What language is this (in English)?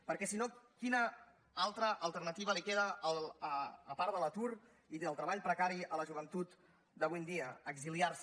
Catalan